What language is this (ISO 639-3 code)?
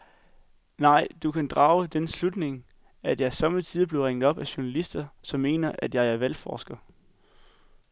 dan